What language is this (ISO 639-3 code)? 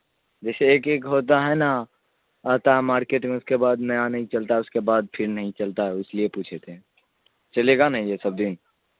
urd